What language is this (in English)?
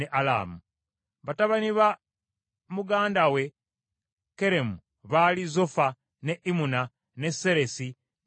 Ganda